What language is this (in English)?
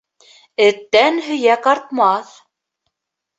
Bashkir